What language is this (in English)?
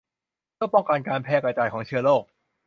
Thai